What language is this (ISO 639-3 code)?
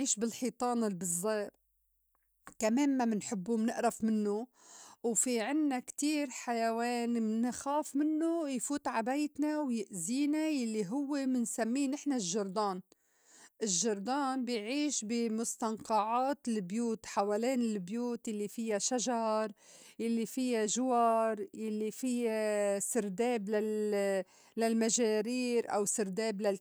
apc